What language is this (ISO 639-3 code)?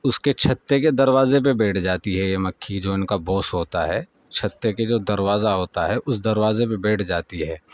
urd